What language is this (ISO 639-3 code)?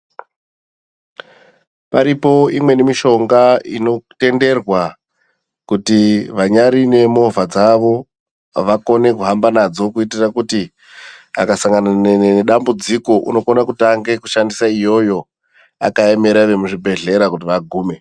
ndc